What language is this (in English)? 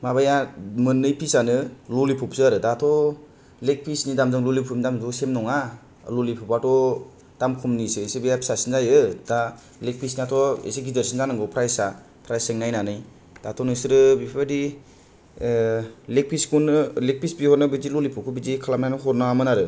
Bodo